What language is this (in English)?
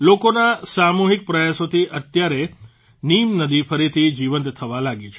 Gujarati